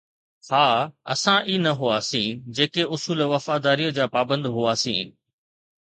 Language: Sindhi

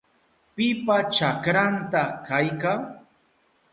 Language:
Southern Pastaza Quechua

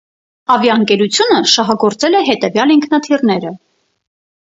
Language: Armenian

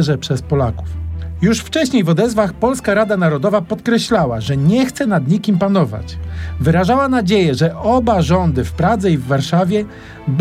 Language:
Polish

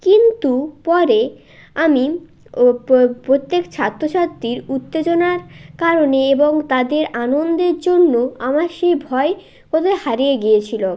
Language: Bangla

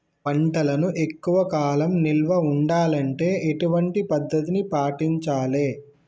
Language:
Telugu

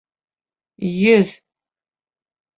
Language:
Bashkir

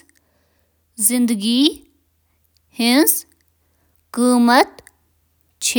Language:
Kashmiri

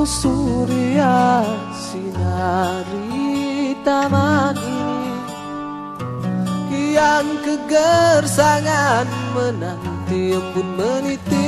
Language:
Indonesian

